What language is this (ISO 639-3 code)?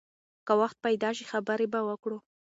pus